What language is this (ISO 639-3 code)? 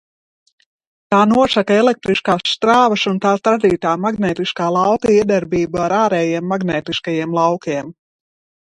lav